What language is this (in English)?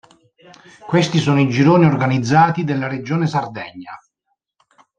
Italian